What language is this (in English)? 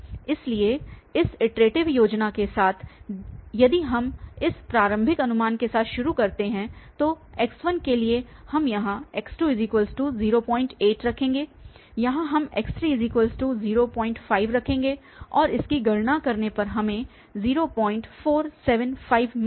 Hindi